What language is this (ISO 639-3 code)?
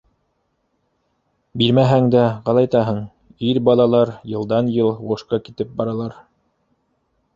bak